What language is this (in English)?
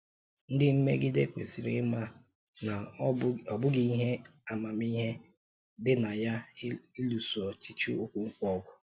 Igbo